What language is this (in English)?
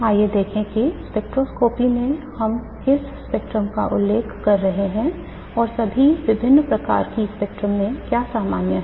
Hindi